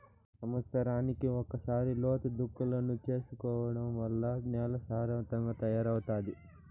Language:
Telugu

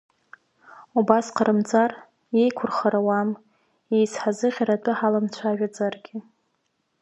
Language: Abkhazian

